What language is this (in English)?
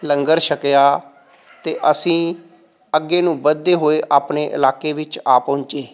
Punjabi